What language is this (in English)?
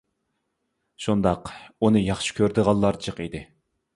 Uyghur